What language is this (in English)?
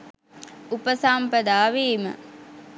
Sinhala